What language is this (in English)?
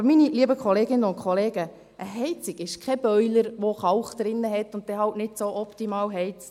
Swiss German